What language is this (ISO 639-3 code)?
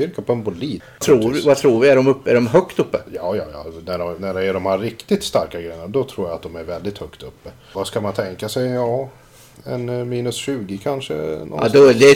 swe